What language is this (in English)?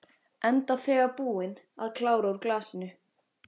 Icelandic